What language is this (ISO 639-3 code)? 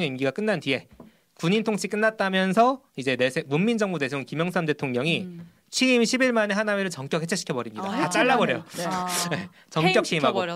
kor